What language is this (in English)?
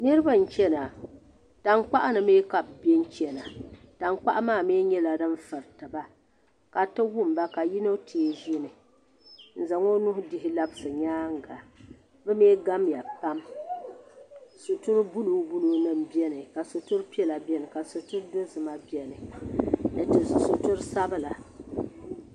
Dagbani